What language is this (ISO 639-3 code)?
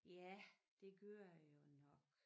dan